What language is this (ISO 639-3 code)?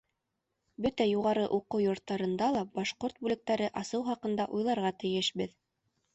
bak